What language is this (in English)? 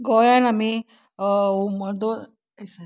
Konkani